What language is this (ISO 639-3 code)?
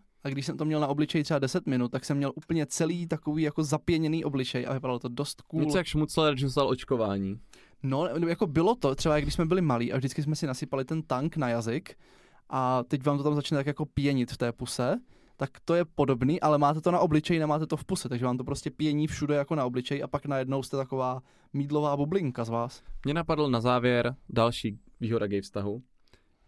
ces